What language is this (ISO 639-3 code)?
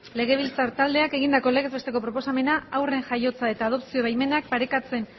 eus